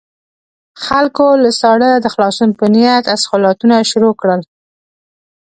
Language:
Pashto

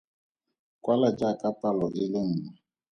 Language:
Tswana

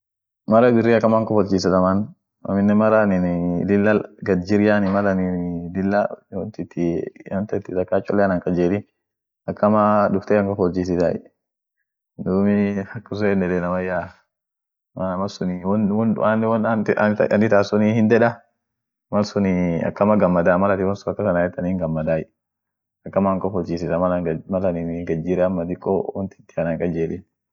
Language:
Orma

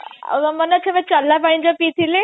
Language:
Odia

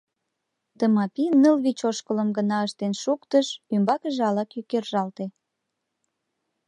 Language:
Mari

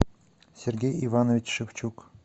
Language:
Russian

